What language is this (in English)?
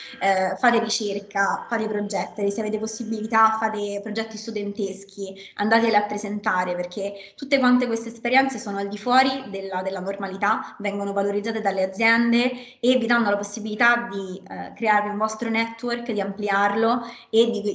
Italian